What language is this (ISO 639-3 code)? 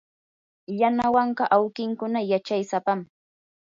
qur